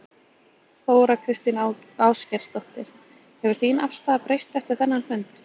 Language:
Icelandic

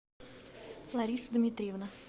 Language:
Russian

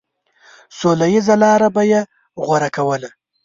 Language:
Pashto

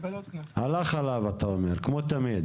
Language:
Hebrew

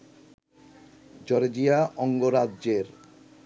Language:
Bangla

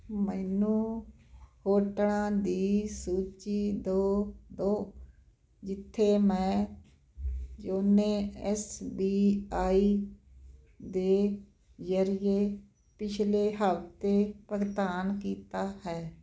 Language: Punjabi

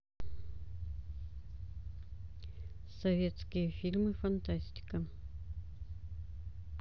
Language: Russian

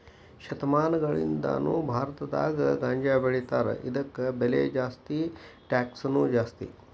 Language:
Kannada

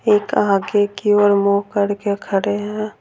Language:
Hindi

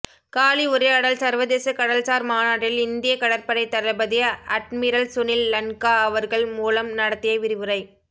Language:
Tamil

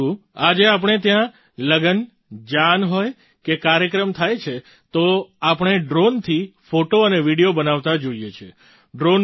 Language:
Gujarati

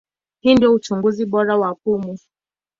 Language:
Swahili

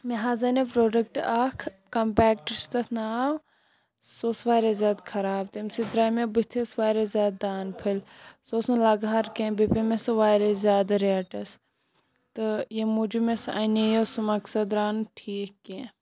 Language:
Kashmiri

